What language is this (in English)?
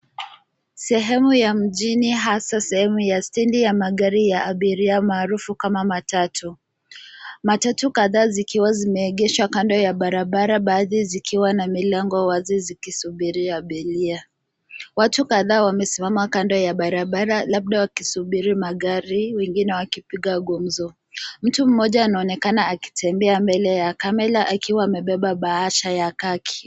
Swahili